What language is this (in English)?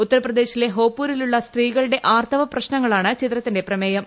Malayalam